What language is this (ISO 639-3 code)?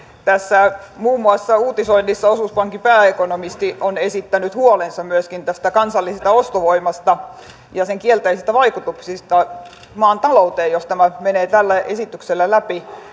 fin